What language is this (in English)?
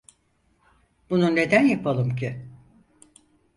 Turkish